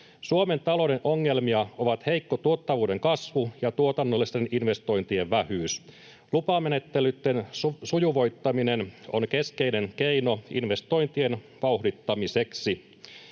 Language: Finnish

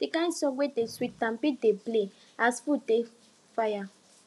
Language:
Nigerian Pidgin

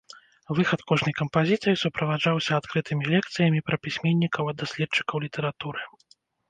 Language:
Belarusian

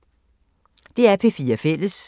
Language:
Danish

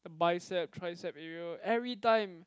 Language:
English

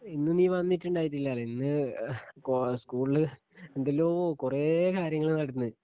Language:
Malayalam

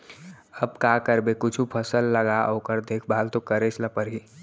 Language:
Chhattisgarhi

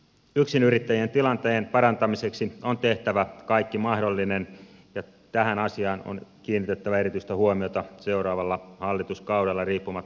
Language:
Finnish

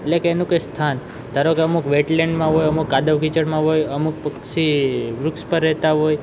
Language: Gujarati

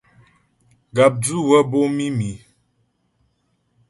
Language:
Ghomala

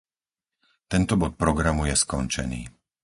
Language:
Slovak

